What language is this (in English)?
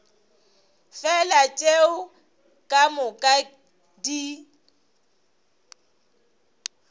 Northern Sotho